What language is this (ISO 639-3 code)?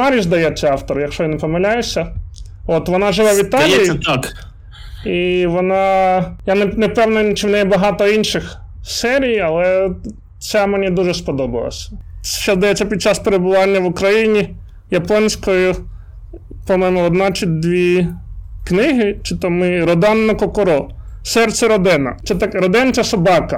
ukr